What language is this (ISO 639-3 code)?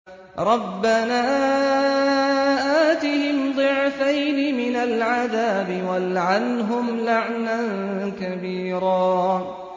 ara